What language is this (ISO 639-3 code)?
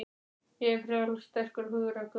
isl